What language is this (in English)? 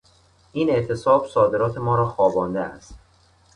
Persian